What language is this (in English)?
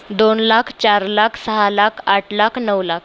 Marathi